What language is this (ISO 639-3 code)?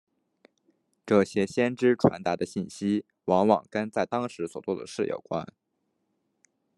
zho